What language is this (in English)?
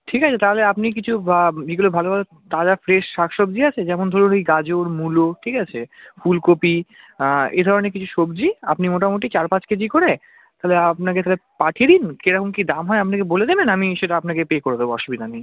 Bangla